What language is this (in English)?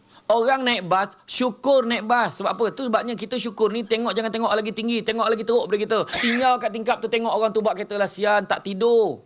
Malay